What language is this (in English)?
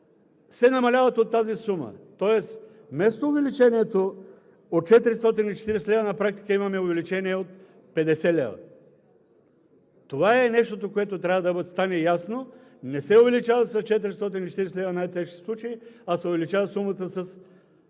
Bulgarian